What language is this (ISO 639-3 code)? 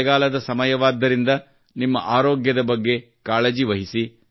kan